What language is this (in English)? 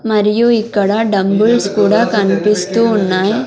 Telugu